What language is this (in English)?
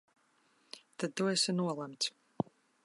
Latvian